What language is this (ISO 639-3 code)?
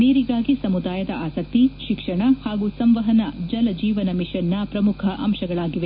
kan